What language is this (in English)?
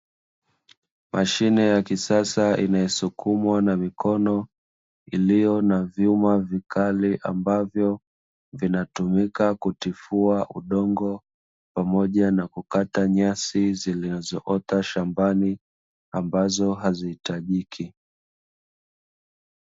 Swahili